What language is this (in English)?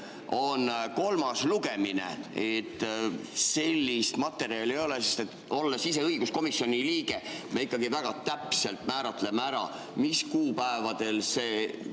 Estonian